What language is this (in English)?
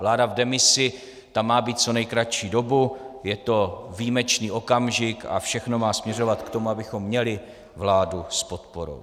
Czech